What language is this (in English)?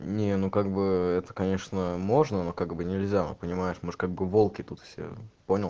Russian